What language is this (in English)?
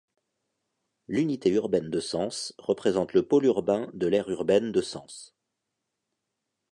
French